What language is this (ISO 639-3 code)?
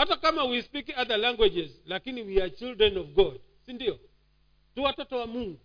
swa